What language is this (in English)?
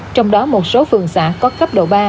Vietnamese